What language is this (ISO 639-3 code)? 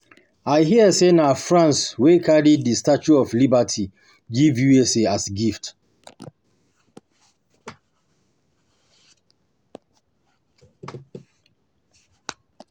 pcm